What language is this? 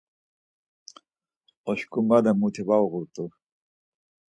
Laz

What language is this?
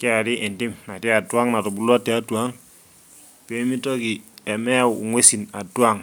Masai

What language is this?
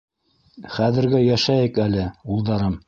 Bashkir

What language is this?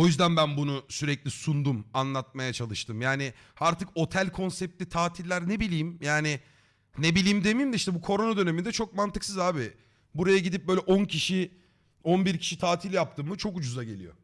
Turkish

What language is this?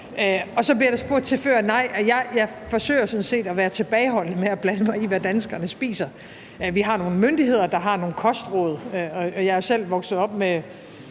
Danish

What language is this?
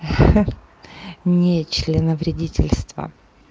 Russian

